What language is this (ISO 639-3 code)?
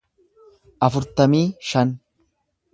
orm